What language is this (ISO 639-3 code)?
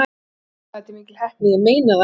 isl